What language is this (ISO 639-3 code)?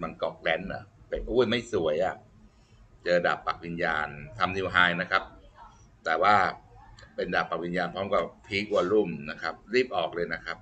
tha